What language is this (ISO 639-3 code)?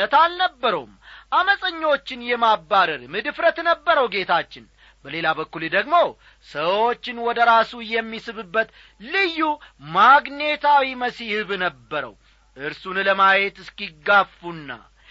amh